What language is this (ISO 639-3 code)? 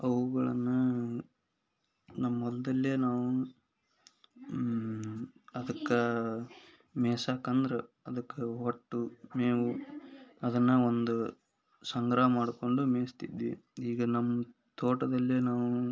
kan